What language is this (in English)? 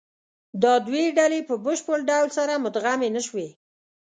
Pashto